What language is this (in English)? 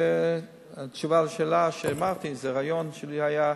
Hebrew